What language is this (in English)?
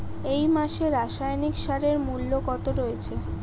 Bangla